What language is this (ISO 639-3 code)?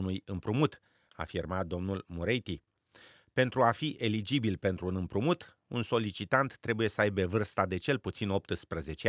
ron